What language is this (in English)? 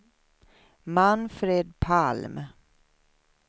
Swedish